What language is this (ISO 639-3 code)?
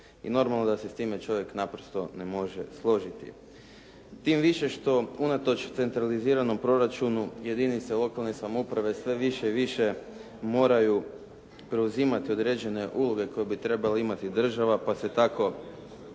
hrv